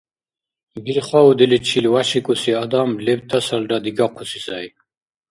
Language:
Dargwa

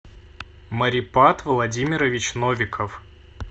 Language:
Russian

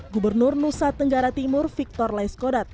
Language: Indonesian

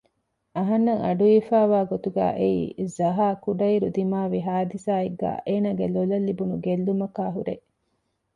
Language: Divehi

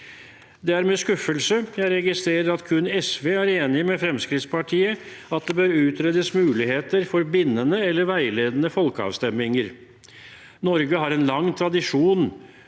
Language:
Norwegian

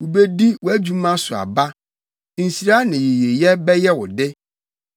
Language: Akan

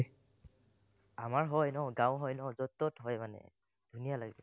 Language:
Assamese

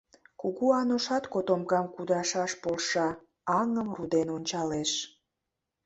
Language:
Mari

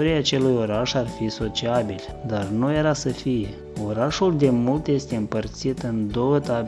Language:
Romanian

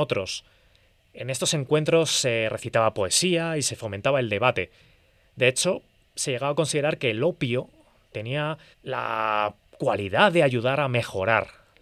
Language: Spanish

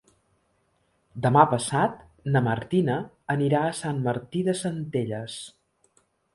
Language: Catalan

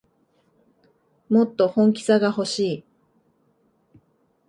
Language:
Japanese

